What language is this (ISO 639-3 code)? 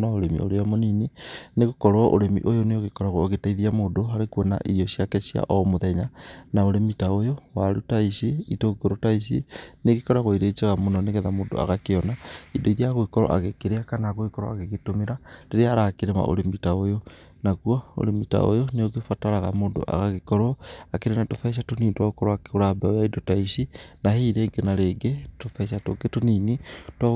kik